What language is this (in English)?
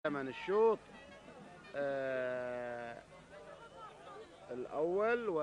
Arabic